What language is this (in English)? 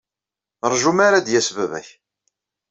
Kabyle